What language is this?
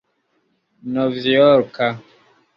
Esperanto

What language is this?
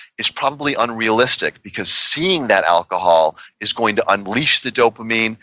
English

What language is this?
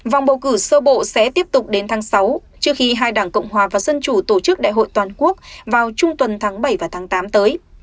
Vietnamese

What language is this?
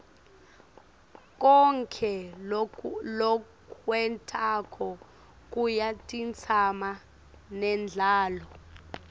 Swati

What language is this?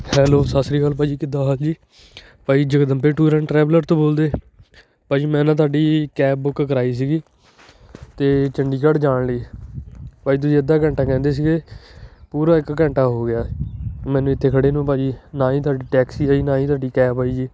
Punjabi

